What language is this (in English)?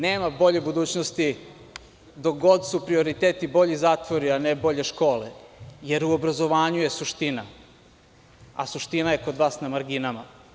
Serbian